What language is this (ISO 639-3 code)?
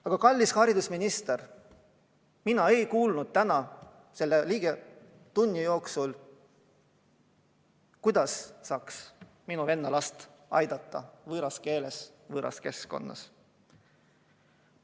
est